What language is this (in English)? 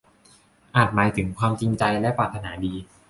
Thai